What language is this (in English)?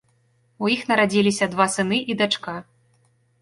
Belarusian